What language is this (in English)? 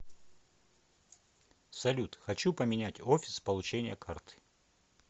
Russian